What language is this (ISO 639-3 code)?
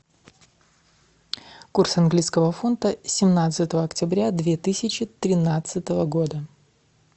rus